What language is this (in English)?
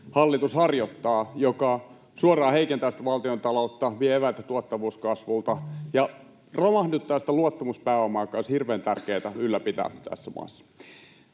Finnish